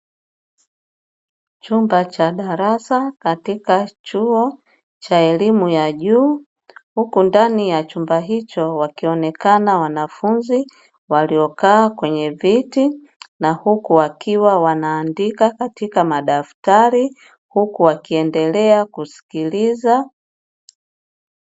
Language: Swahili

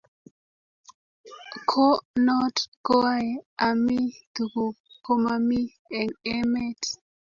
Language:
Kalenjin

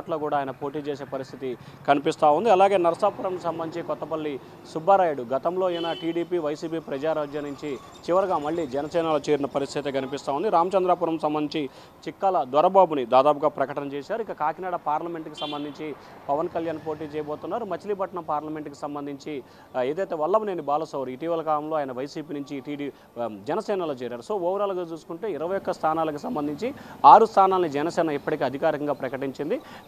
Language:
Telugu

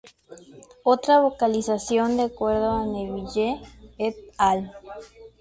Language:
Spanish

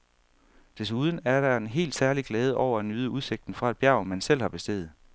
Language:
Danish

